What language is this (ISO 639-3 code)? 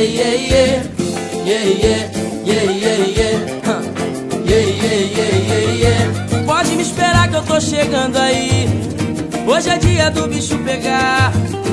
tur